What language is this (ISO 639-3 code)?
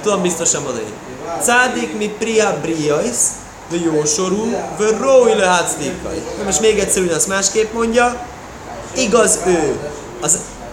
hun